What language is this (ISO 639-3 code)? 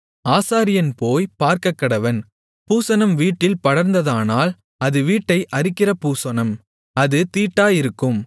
tam